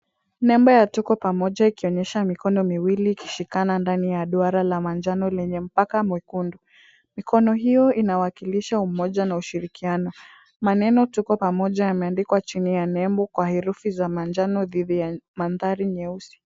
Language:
Swahili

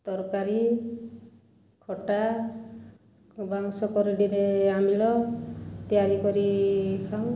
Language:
Odia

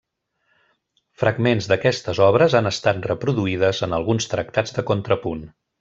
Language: Catalan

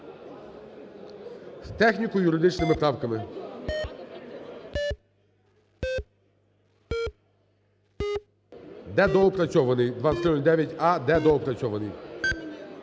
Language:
Ukrainian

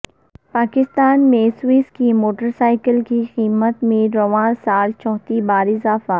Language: Urdu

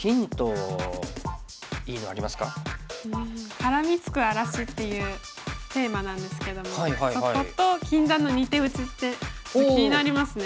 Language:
Japanese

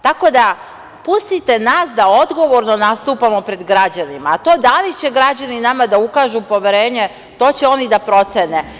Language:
Serbian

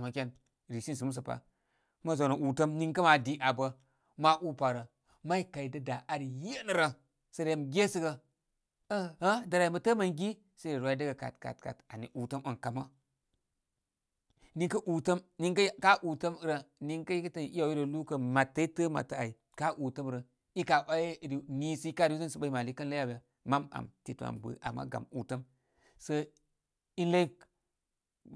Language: Koma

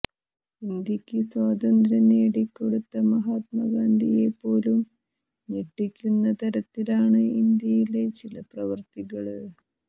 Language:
Malayalam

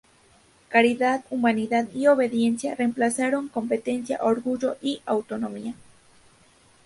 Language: Spanish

